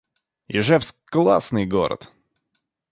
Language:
Russian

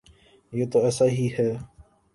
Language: Urdu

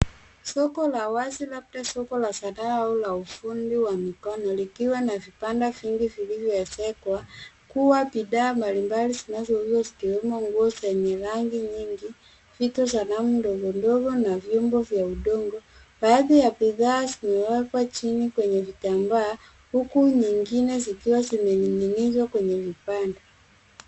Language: Swahili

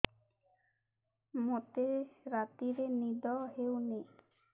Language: Odia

